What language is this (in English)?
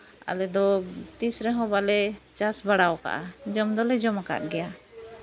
Santali